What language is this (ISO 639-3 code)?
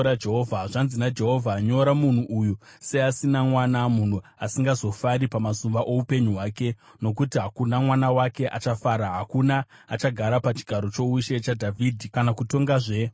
sna